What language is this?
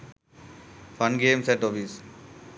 Sinhala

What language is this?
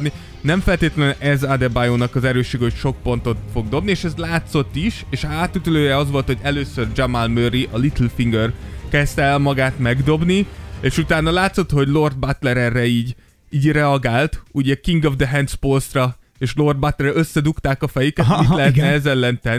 Hungarian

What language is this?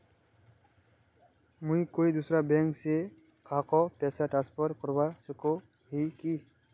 Magahi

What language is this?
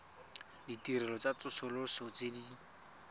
Tswana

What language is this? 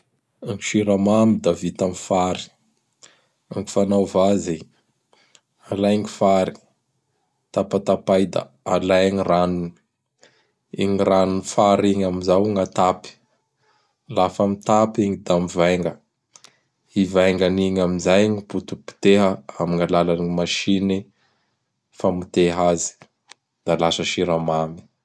Bara Malagasy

